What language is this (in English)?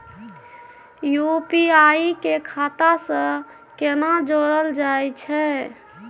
Maithili